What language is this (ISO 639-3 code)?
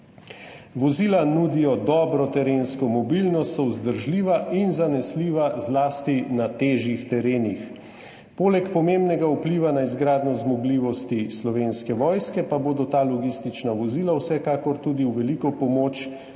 slv